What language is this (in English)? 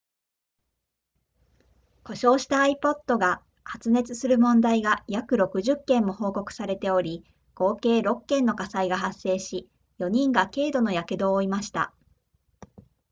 Japanese